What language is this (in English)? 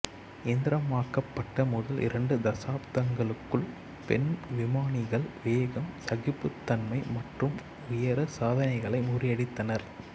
Tamil